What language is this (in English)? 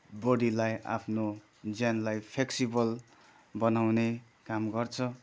Nepali